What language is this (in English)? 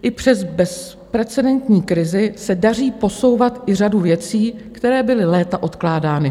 Czech